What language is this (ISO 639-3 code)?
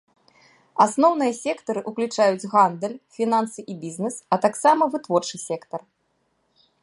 bel